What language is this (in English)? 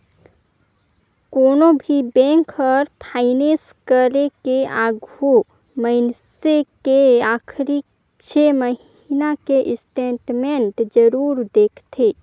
Chhattisgarhi